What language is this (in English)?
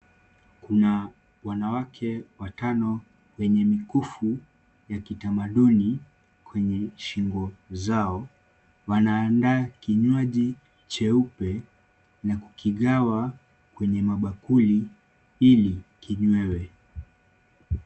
Swahili